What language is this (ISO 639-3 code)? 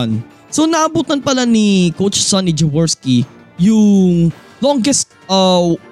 fil